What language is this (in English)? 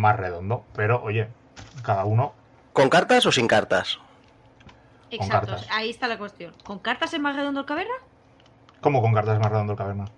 Spanish